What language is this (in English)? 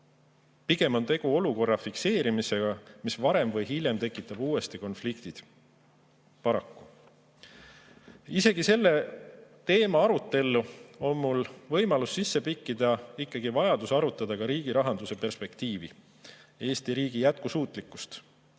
Estonian